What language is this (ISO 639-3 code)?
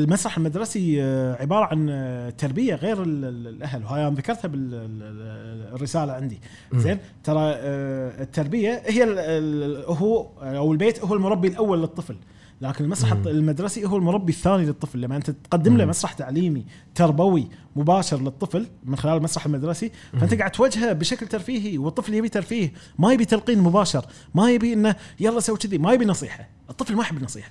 ara